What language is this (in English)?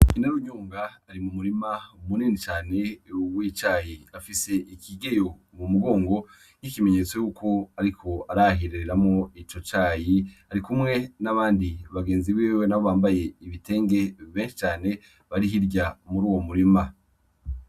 Rundi